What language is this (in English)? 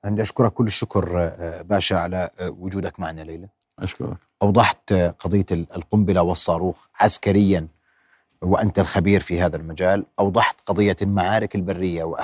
Arabic